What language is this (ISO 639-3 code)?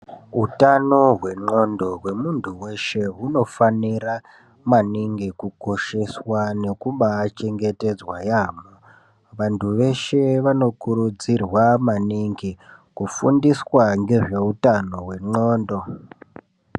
ndc